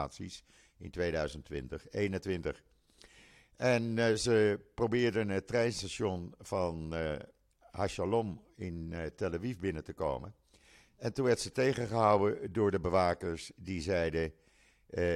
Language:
Dutch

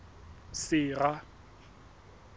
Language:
Southern Sotho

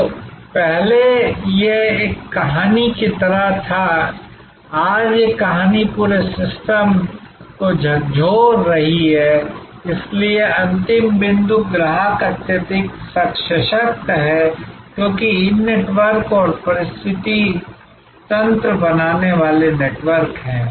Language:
Hindi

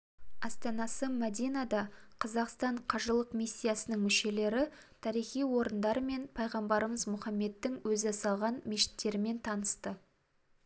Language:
Kazakh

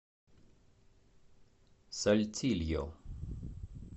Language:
Russian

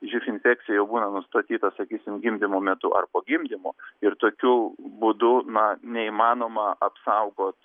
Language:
Lithuanian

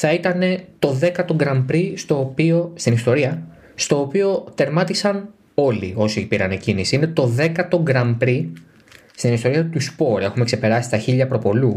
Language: Greek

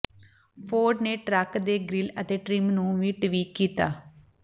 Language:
Punjabi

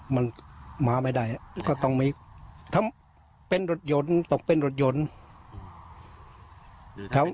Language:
Thai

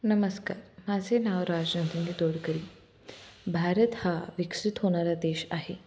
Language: Marathi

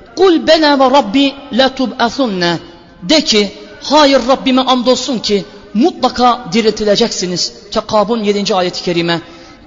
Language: Turkish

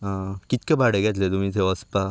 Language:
Konkani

